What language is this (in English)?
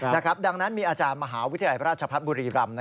Thai